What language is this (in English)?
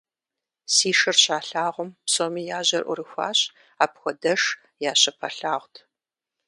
Kabardian